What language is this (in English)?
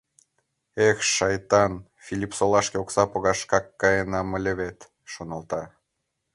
Mari